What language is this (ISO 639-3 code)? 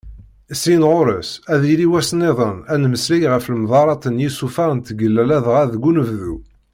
kab